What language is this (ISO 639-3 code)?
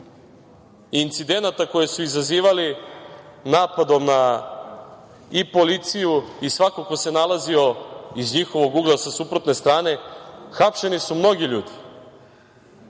srp